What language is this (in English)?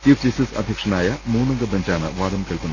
Malayalam